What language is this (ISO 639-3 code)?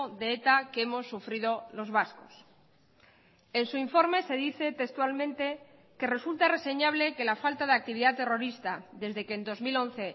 spa